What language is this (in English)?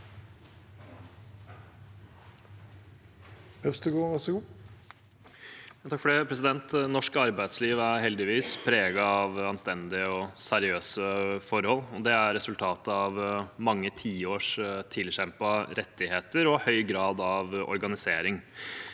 Norwegian